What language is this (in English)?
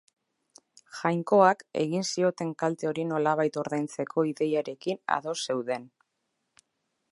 Basque